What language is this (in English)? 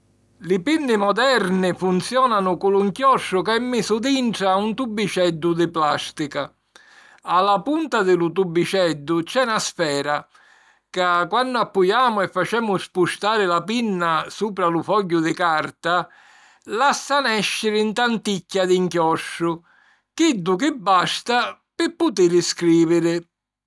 Sicilian